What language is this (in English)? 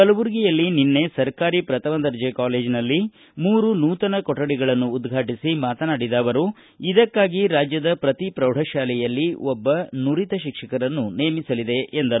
Kannada